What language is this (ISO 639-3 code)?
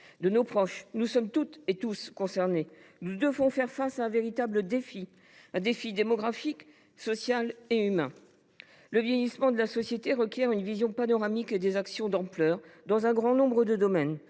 fra